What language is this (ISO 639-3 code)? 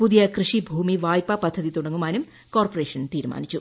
mal